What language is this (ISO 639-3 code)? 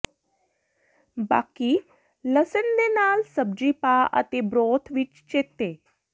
pan